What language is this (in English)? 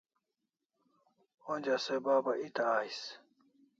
Kalasha